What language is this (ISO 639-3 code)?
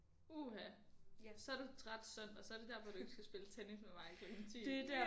dan